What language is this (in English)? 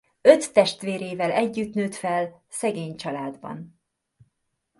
Hungarian